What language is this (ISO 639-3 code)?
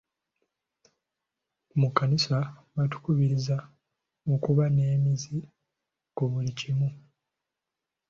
lug